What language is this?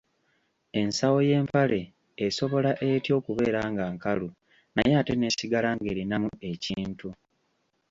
Ganda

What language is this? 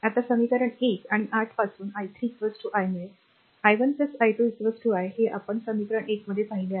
Marathi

